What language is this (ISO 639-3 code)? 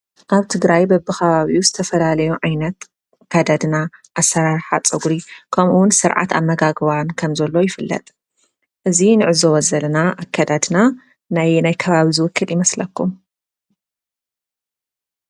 tir